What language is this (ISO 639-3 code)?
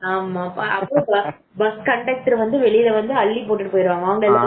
tam